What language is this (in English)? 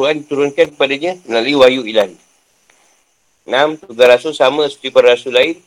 Malay